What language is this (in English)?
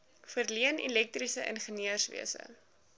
Afrikaans